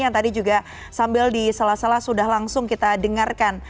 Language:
Indonesian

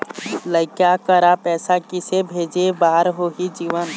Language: Chhattisgarhi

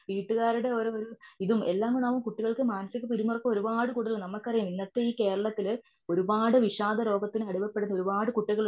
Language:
Malayalam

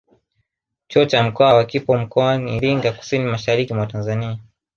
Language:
Swahili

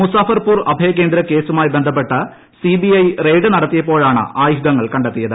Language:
Malayalam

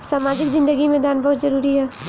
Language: Bhojpuri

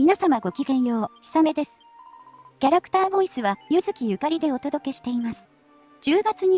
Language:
Japanese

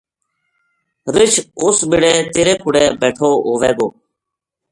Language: Gujari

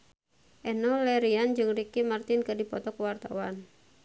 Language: Sundanese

